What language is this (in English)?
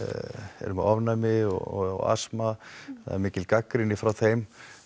Icelandic